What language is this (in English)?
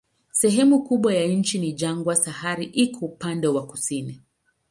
Swahili